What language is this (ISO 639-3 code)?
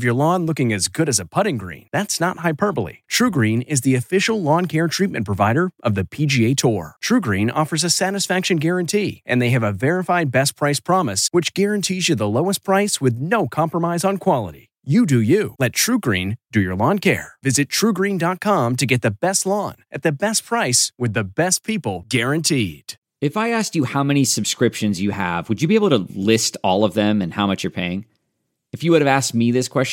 eng